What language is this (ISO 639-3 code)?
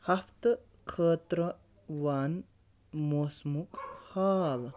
kas